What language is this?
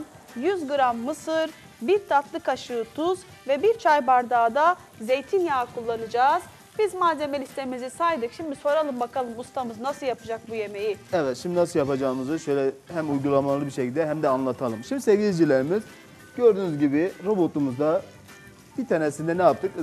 Turkish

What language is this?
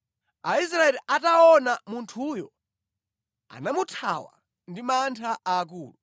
Nyanja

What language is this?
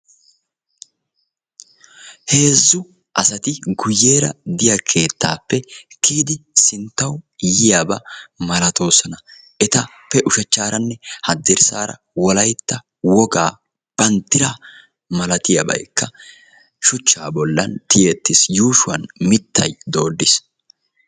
Wolaytta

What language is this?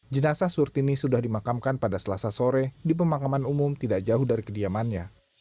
Indonesian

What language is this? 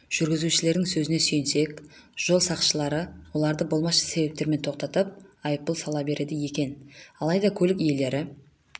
Kazakh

